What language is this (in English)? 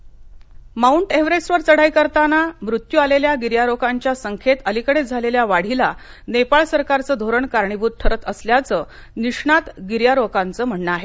Marathi